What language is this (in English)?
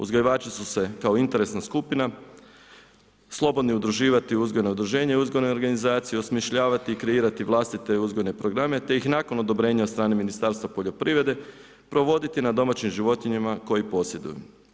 Croatian